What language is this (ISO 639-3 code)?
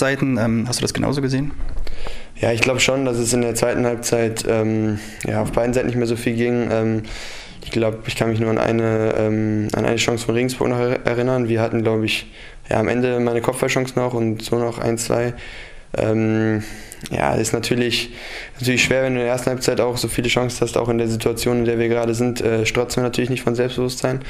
deu